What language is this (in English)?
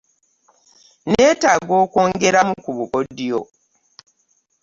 Ganda